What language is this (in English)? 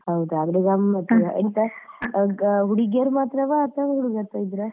Kannada